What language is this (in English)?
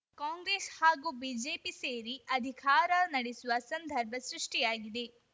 Kannada